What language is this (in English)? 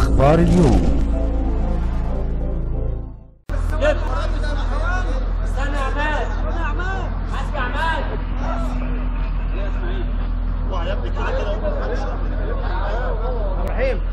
Arabic